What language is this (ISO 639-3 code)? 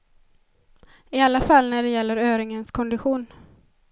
swe